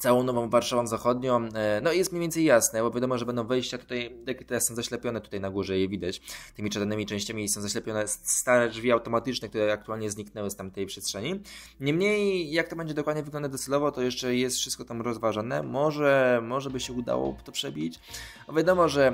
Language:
Polish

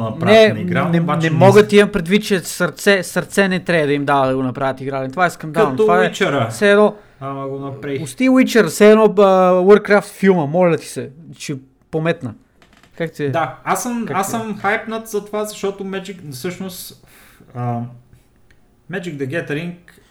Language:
Bulgarian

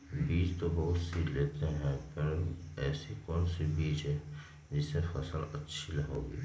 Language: Magahi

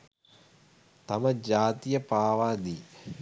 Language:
Sinhala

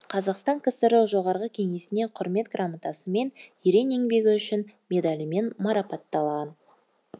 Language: Kazakh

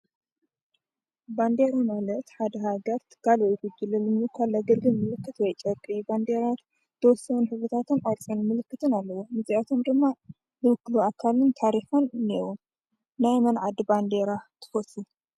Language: Tigrinya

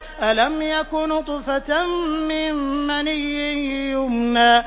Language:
Arabic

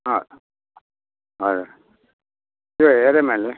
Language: Nepali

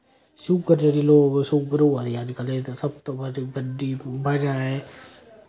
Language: Dogri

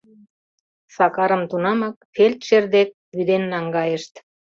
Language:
Mari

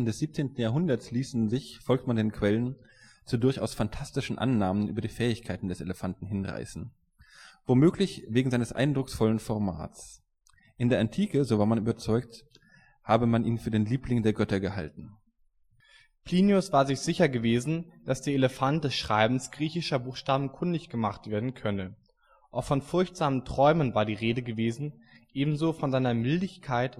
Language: German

